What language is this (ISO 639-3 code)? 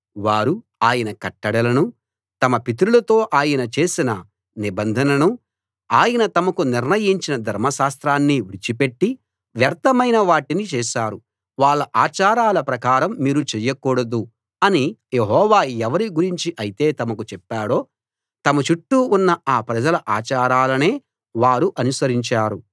tel